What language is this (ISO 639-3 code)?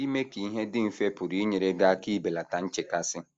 ibo